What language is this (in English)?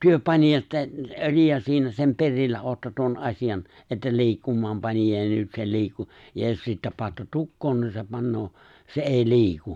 Finnish